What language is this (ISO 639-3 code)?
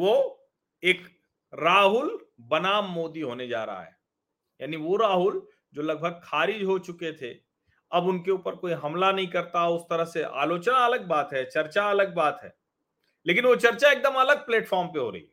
hin